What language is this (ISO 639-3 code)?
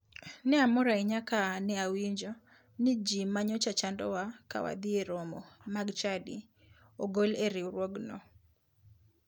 luo